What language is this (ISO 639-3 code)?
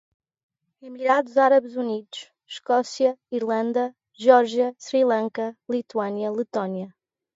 por